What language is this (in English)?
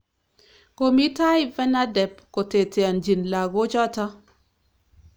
Kalenjin